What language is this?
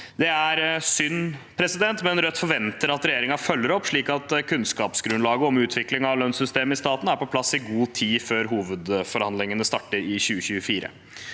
Norwegian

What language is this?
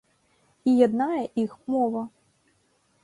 Belarusian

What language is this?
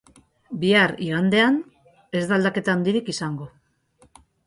Basque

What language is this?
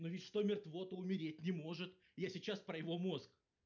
Russian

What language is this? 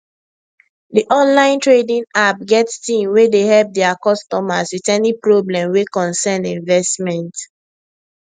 Nigerian Pidgin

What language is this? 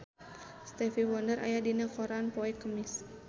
Sundanese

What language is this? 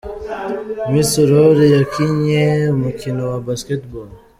Kinyarwanda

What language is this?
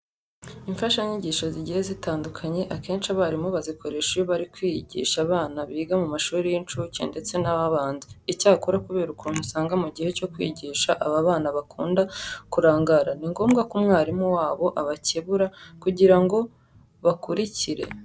Kinyarwanda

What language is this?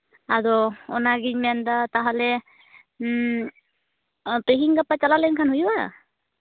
Santali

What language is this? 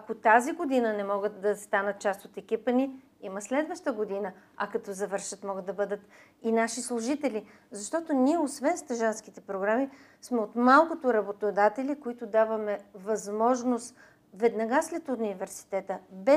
Bulgarian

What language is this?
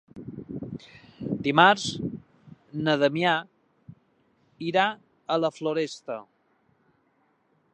Catalan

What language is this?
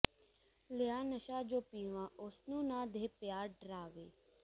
Punjabi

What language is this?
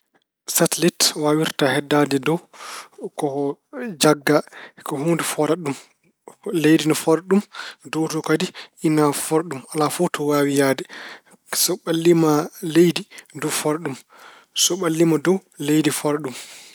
Fula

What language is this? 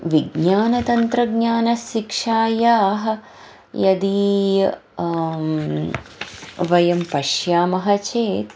Sanskrit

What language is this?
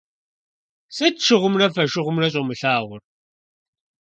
Kabardian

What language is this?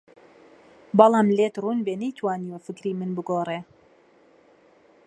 Central Kurdish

